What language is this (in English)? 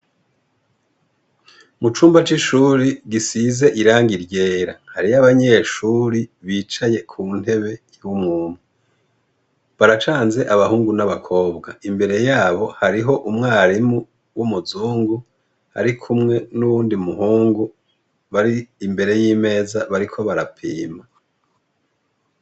Rundi